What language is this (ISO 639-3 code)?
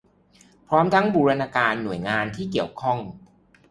tha